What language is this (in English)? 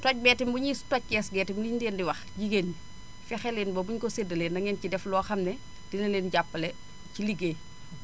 Wolof